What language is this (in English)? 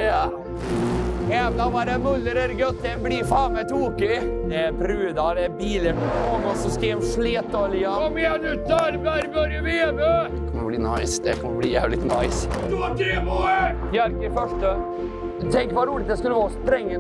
Swedish